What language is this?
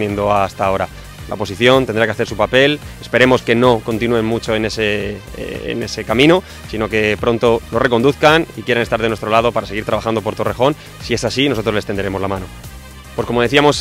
Spanish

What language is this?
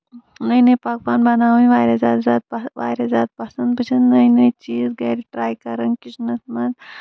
Kashmiri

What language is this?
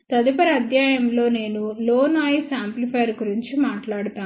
Telugu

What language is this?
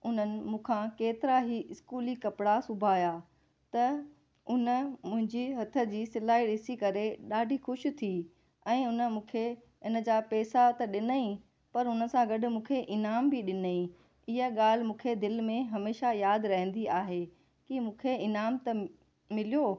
Sindhi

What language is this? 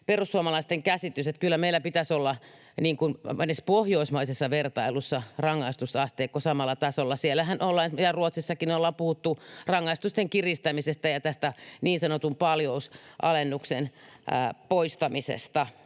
Finnish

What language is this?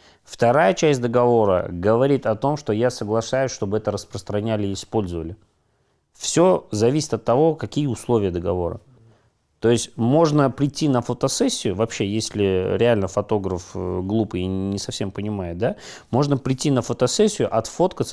Russian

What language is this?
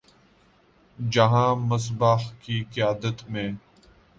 Urdu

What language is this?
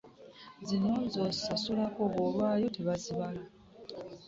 Ganda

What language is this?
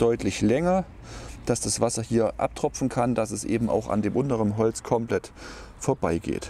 German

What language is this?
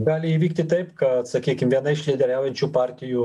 Lithuanian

